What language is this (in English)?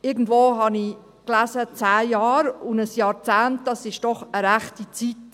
Swiss German